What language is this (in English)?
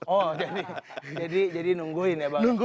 Indonesian